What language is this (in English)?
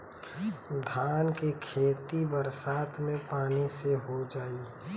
Bhojpuri